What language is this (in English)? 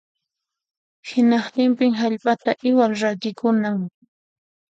Puno Quechua